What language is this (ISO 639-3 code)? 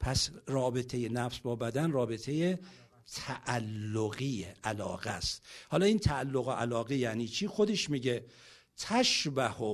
fas